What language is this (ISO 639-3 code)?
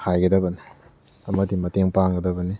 mni